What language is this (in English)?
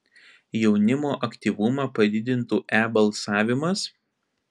Lithuanian